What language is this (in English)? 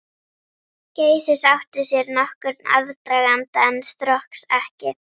Icelandic